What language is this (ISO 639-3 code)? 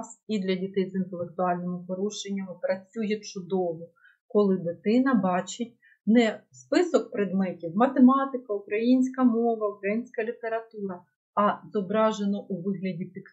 ukr